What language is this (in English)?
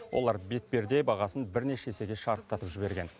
Kazakh